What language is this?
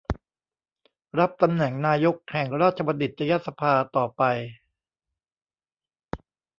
Thai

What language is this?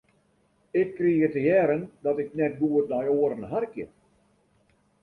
Western Frisian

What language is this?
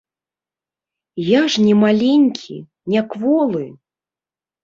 Belarusian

